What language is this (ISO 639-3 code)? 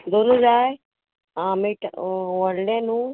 kok